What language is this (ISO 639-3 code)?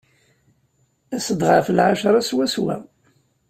kab